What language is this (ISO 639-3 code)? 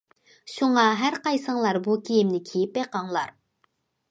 uig